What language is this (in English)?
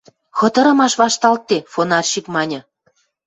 Western Mari